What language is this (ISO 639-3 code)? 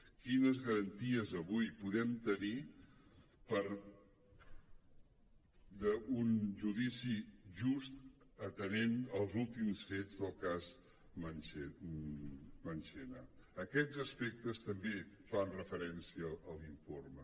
cat